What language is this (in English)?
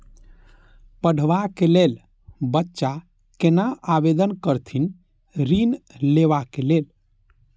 Maithili